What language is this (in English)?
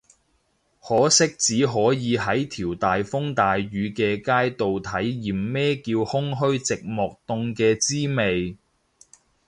Cantonese